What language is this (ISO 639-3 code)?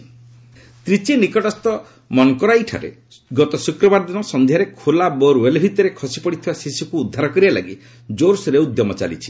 ori